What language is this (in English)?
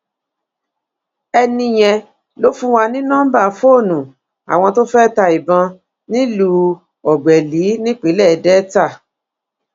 Yoruba